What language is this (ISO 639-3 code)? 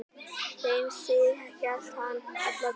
isl